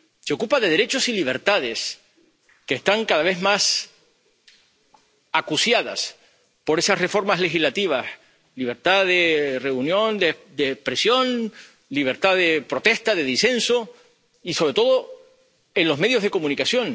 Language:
Spanish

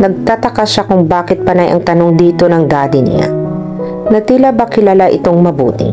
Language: Filipino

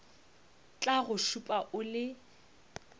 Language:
Northern Sotho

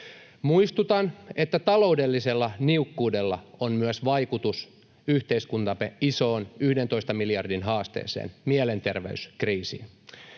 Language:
Finnish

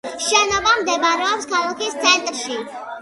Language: Georgian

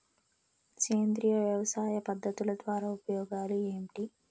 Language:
Telugu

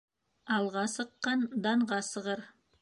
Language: Bashkir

